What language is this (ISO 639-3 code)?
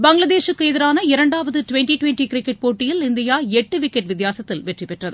tam